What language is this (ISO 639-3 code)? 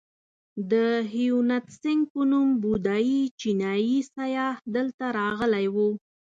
pus